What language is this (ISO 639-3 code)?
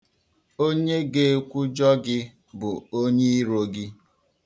ibo